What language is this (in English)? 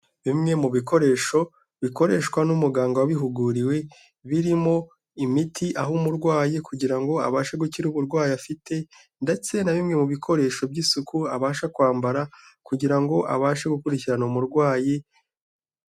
Kinyarwanda